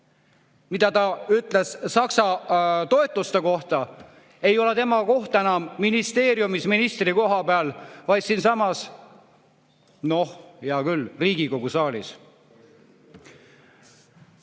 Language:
Estonian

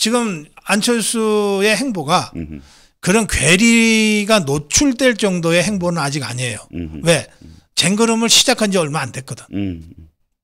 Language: Korean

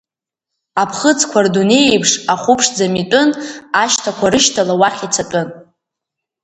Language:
Abkhazian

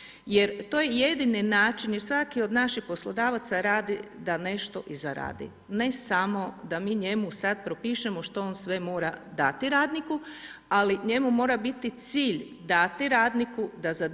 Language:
Croatian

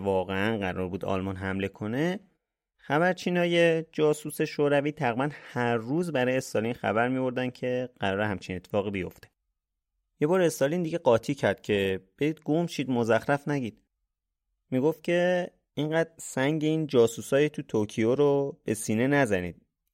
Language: Persian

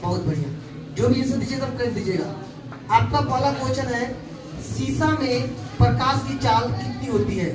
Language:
Hindi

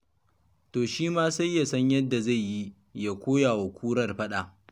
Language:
Hausa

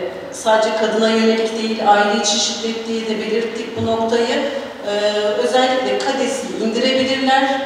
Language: Turkish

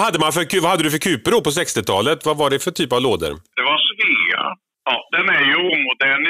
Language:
Swedish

